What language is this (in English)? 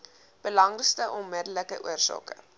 Afrikaans